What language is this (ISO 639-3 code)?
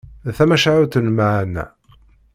kab